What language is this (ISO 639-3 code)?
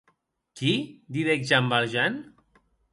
oci